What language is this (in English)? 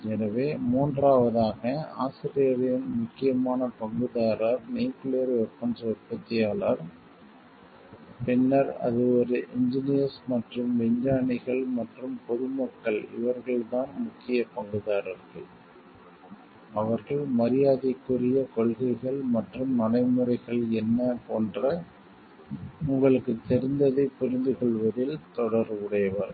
Tamil